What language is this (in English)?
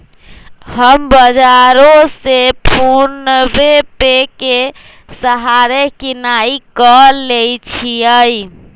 Magahi